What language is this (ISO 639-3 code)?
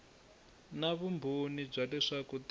tso